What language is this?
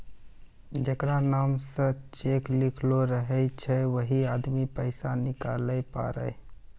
Maithili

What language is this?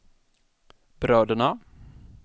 Swedish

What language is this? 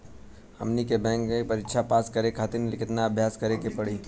Bhojpuri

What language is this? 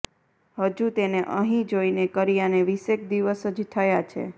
Gujarati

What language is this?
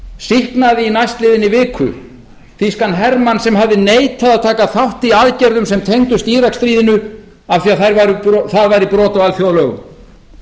Icelandic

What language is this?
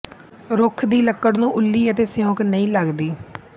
Punjabi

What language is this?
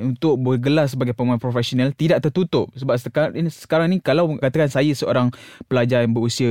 Malay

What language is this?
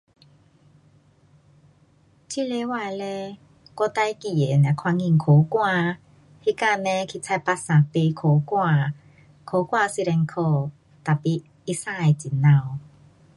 Pu-Xian Chinese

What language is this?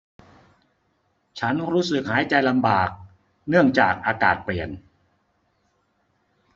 Thai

